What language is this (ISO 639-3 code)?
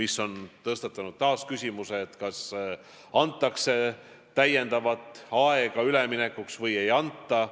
est